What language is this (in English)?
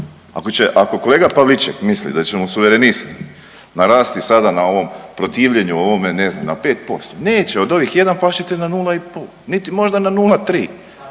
Croatian